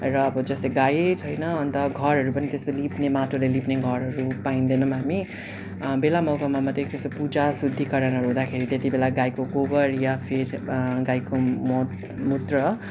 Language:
Nepali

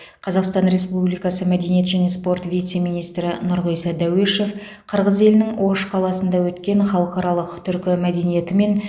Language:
Kazakh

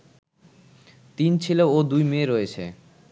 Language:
Bangla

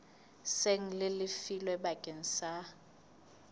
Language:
Southern Sotho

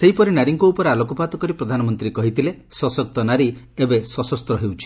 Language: Odia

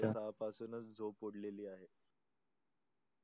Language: Marathi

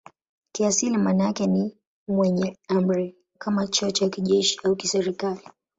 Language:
Swahili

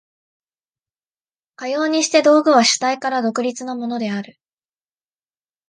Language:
Japanese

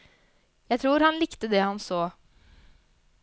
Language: Norwegian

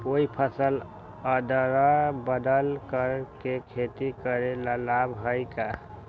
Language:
Magahi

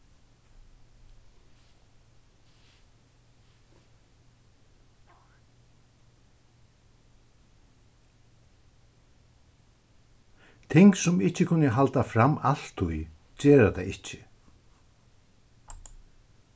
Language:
Faroese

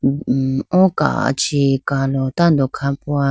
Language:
Idu-Mishmi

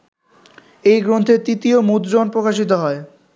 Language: Bangla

